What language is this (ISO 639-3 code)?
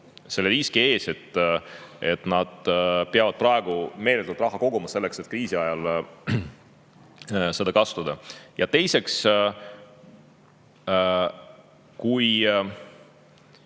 est